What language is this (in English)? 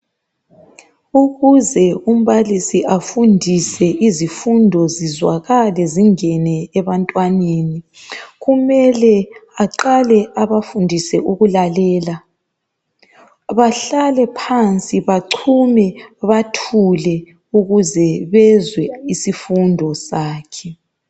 North Ndebele